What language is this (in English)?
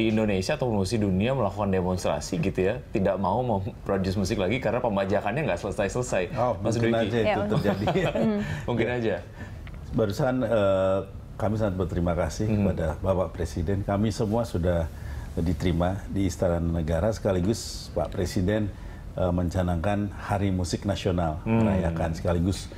Indonesian